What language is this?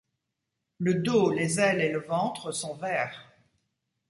French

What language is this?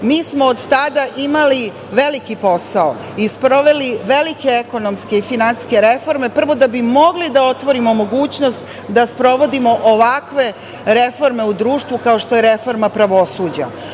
Serbian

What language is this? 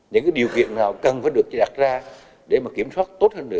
Vietnamese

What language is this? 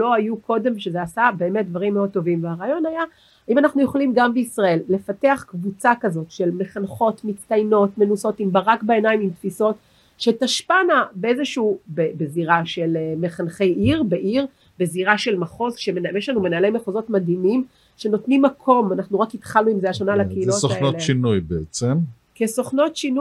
Hebrew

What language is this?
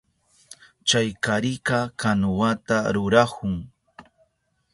Southern Pastaza Quechua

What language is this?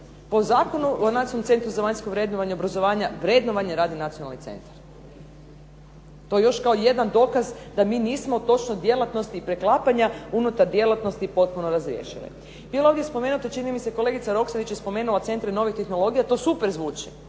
Croatian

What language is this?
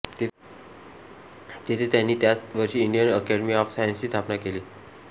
Marathi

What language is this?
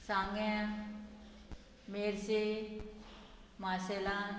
Konkani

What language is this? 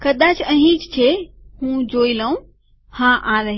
Gujarati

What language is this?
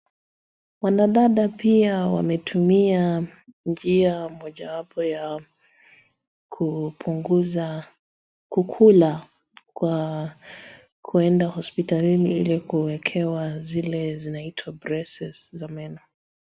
Swahili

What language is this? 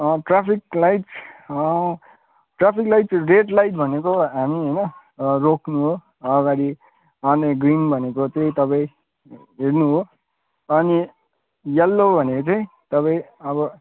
Nepali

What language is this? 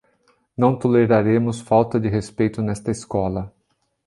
Portuguese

